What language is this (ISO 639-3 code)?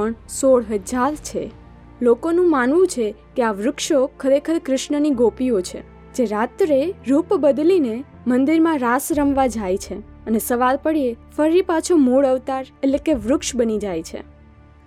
guj